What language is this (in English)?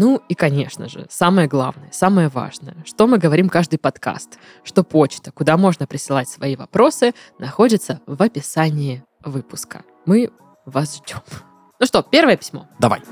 Russian